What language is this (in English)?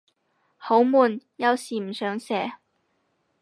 Cantonese